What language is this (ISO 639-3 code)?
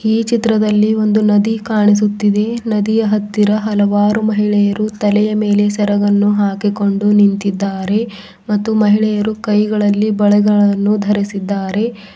kan